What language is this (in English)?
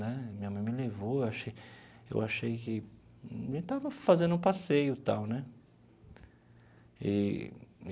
Portuguese